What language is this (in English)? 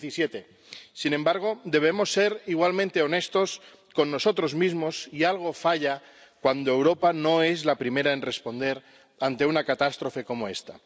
Spanish